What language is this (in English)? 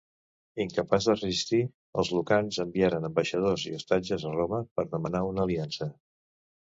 Catalan